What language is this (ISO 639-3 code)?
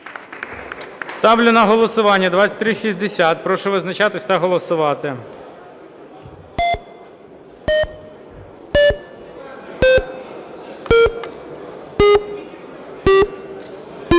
ukr